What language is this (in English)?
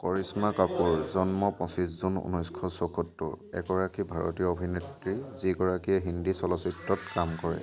Assamese